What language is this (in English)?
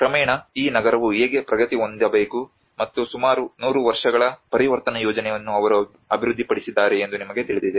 Kannada